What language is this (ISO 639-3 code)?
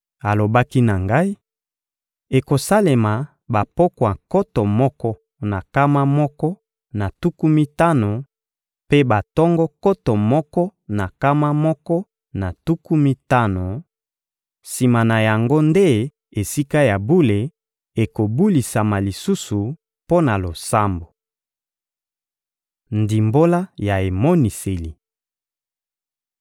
lin